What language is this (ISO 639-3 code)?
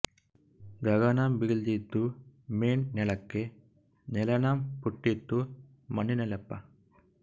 kan